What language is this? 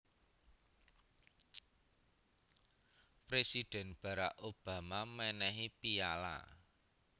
Javanese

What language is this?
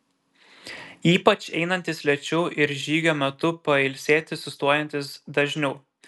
Lithuanian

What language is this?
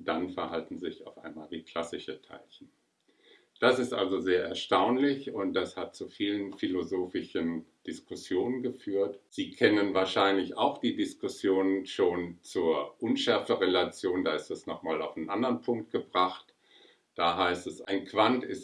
German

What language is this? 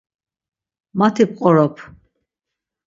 Laz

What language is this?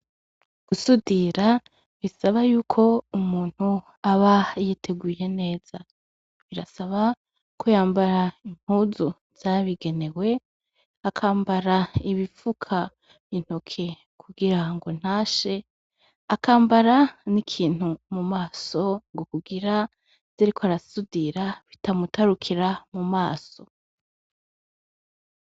Rundi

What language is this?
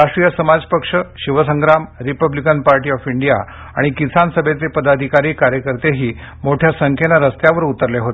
Marathi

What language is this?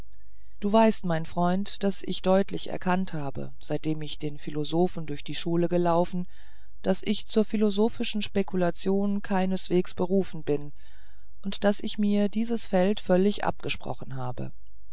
German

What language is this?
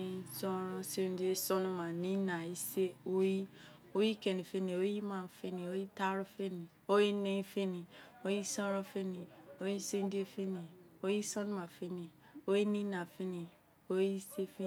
Izon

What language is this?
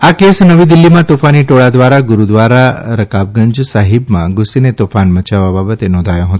Gujarati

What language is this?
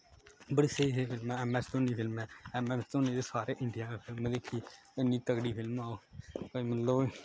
Dogri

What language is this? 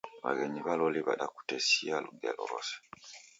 Taita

